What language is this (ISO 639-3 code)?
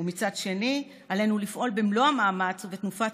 heb